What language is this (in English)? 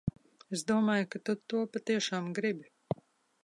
Latvian